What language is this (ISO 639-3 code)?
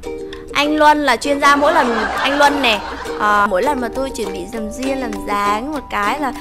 vie